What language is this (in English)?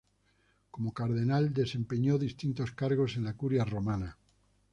Spanish